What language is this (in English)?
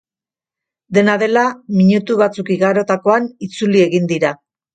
Basque